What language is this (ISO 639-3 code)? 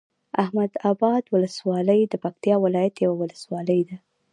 pus